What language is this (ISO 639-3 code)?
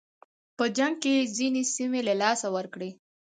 pus